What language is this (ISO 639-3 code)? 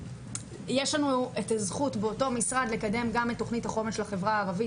heb